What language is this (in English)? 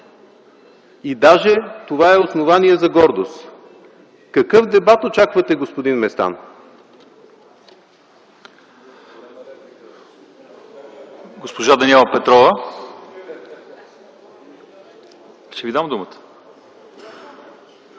Bulgarian